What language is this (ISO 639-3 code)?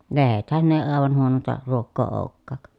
fin